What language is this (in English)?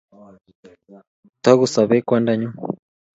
Kalenjin